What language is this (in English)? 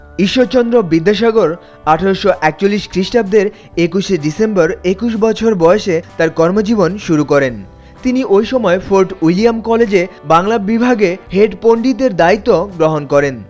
Bangla